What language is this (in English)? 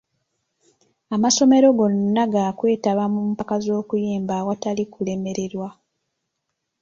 Ganda